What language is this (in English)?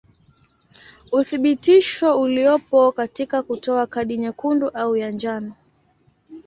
Swahili